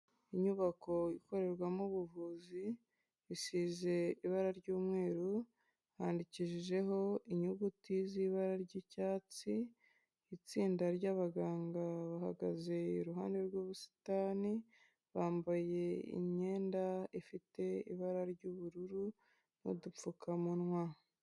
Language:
Kinyarwanda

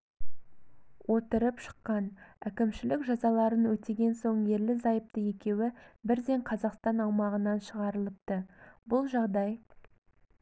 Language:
Kazakh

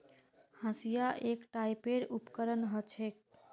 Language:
Magahi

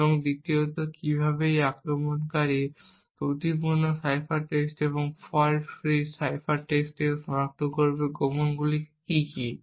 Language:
Bangla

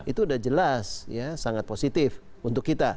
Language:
Indonesian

